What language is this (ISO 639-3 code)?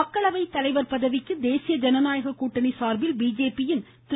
tam